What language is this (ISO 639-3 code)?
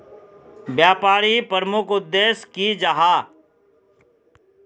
mag